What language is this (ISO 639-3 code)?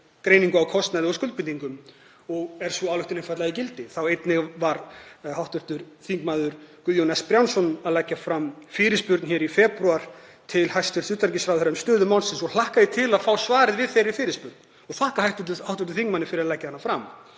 isl